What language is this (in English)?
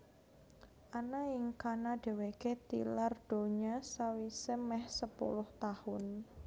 Javanese